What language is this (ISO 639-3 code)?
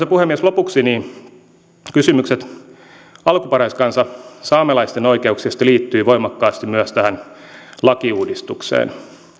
fin